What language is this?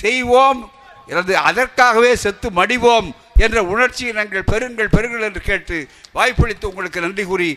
Tamil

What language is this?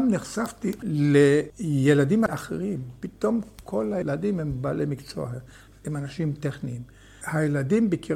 Hebrew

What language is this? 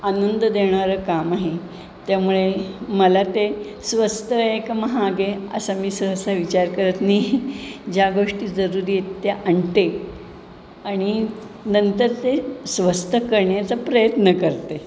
Marathi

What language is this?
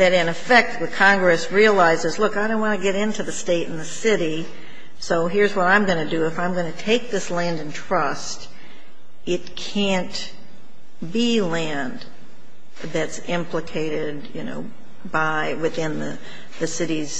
English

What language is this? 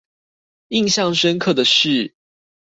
Chinese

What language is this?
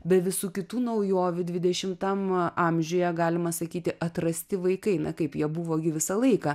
Lithuanian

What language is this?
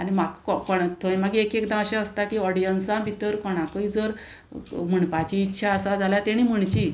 Konkani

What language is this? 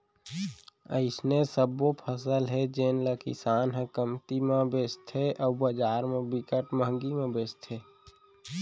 Chhattisgarhi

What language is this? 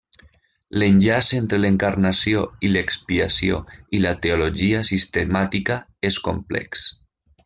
Catalan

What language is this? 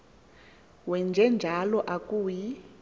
Xhosa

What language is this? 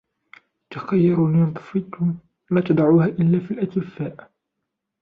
Arabic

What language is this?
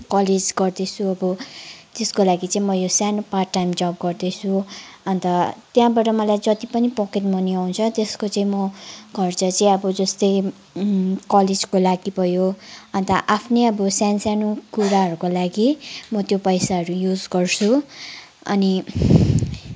Nepali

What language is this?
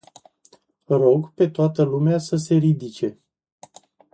Romanian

